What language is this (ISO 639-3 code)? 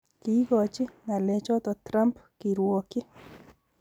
kln